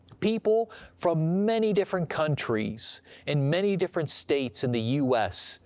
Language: English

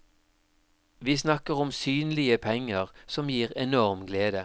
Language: Norwegian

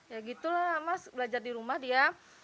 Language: Indonesian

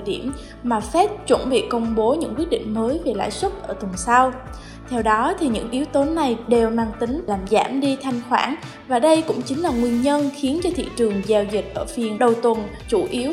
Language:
Vietnamese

